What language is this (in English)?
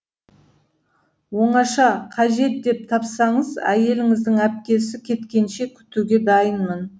Kazakh